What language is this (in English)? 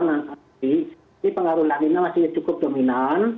Indonesian